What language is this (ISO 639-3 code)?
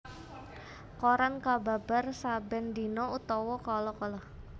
jav